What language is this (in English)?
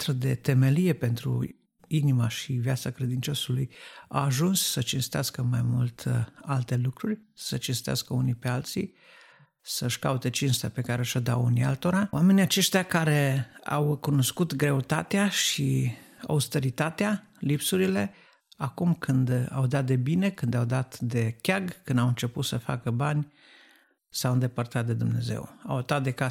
Romanian